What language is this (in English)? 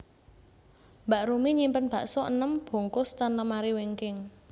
Javanese